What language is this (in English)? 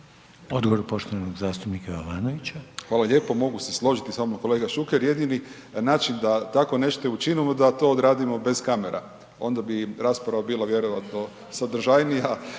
Croatian